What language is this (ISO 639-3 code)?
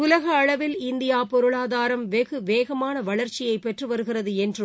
tam